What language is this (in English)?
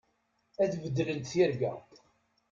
Kabyle